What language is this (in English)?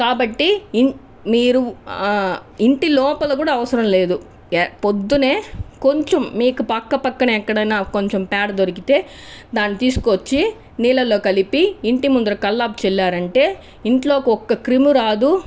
Telugu